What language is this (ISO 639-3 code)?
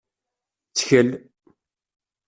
kab